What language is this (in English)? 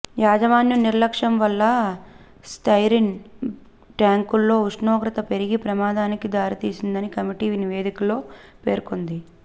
Telugu